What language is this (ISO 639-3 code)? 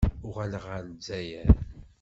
kab